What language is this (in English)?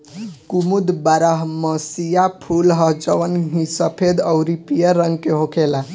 Bhojpuri